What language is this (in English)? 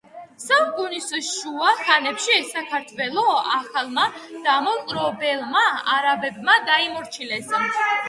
Georgian